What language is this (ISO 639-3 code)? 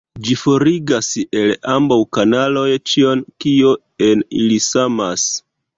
epo